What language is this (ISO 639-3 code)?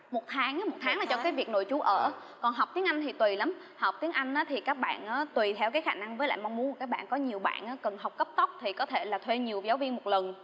vie